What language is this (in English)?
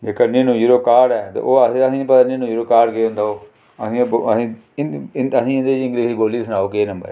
Dogri